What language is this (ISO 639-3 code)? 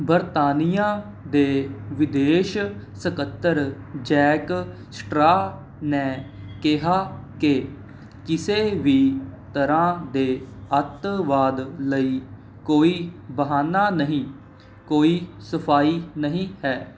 pan